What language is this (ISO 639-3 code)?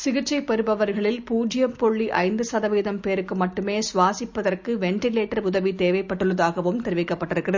tam